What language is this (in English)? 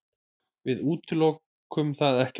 Icelandic